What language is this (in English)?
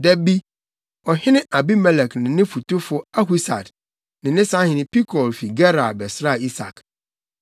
Akan